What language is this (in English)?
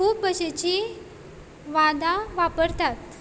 Konkani